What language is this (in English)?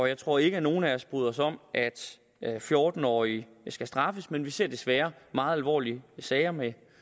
Danish